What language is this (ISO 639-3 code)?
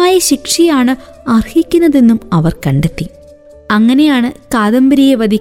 mal